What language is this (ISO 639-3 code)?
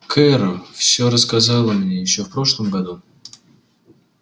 rus